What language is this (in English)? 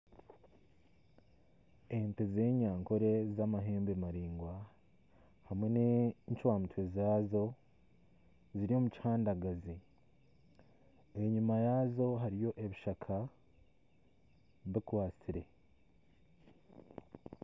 Nyankole